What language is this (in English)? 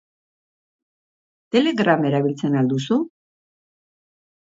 Basque